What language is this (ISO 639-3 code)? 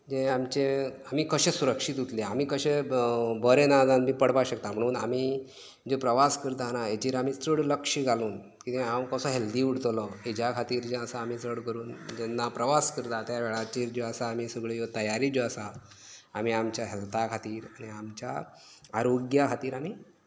kok